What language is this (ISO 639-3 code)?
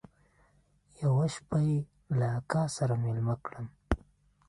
pus